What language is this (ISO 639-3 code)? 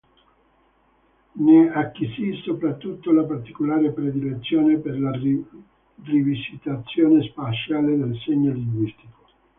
ita